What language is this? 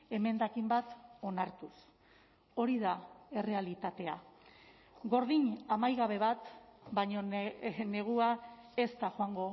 Basque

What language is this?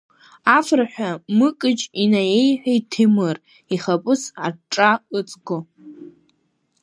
Abkhazian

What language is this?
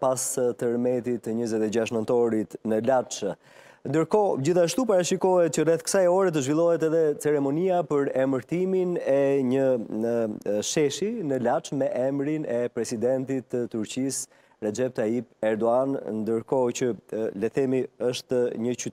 Romanian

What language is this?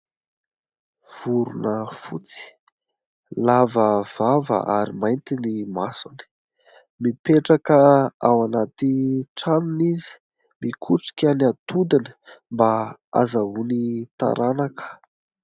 Malagasy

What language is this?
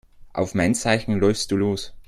German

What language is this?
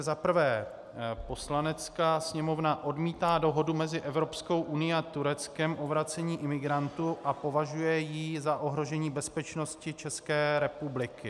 Czech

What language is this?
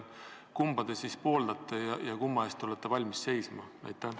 Estonian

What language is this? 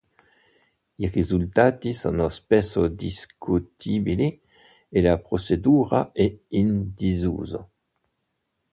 Italian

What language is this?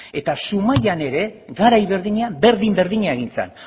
Basque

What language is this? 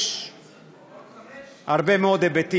Hebrew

